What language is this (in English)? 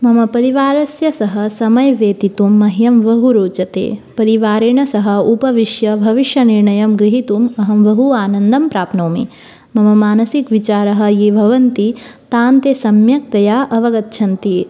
Sanskrit